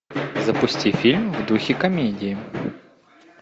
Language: Russian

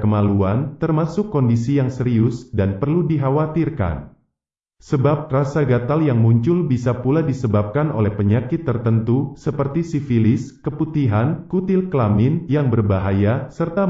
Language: Indonesian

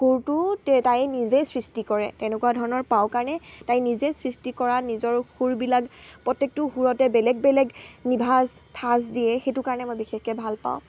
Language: Assamese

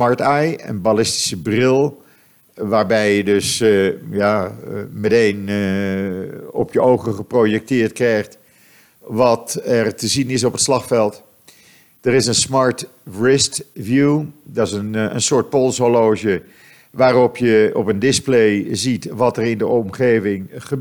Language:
Dutch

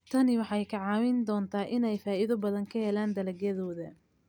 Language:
Somali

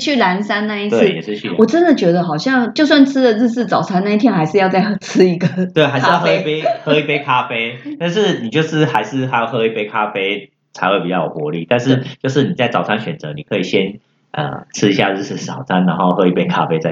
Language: Chinese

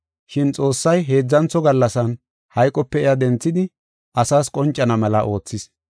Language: Gofa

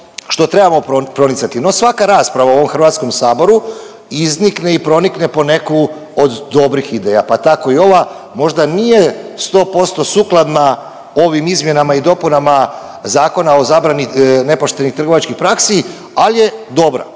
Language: Croatian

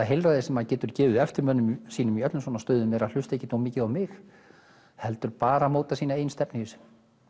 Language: Icelandic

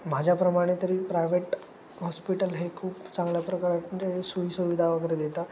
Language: Marathi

